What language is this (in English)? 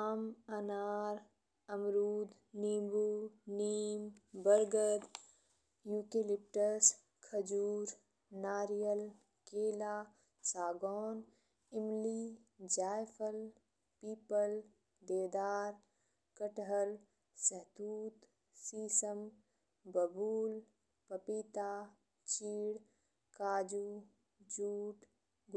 Bhojpuri